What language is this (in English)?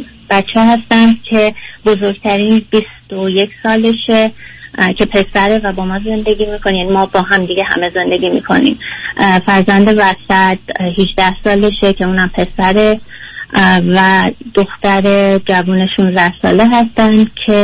Persian